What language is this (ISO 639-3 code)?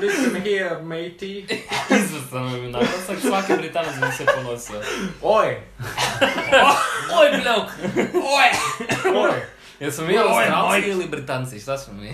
hrv